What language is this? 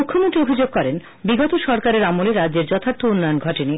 Bangla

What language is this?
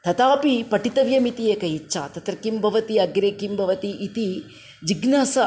Sanskrit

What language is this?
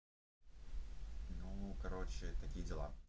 Russian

